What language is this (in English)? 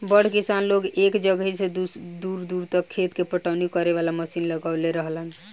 Bhojpuri